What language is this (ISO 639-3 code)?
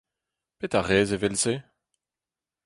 bre